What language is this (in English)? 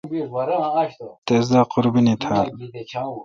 Kalkoti